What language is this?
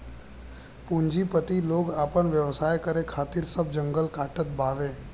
Bhojpuri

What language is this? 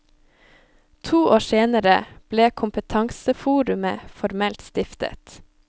Norwegian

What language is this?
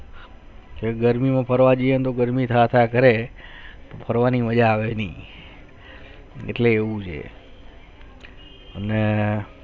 Gujarati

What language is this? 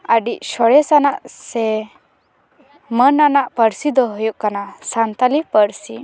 Santali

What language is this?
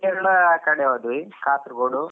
Kannada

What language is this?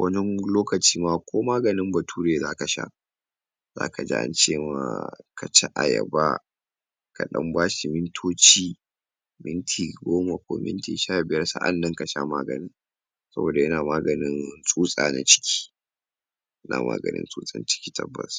Hausa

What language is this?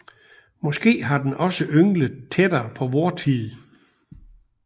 Danish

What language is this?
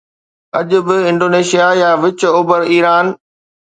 Sindhi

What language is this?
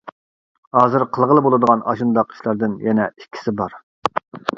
Uyghur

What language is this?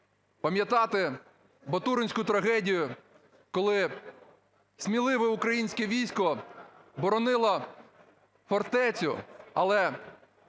Ukrainian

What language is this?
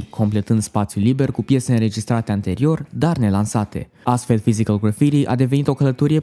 Romanian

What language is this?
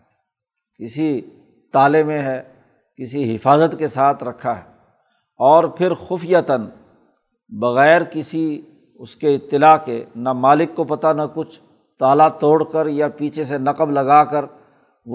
Urdu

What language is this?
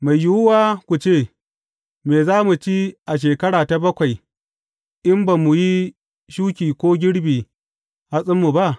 Hausa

